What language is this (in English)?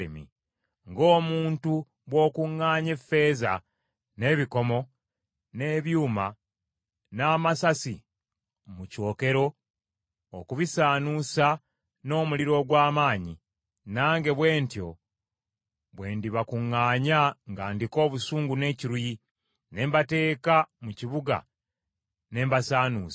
Ganda